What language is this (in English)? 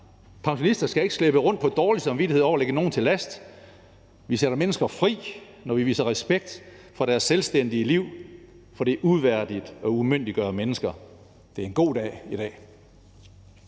Danish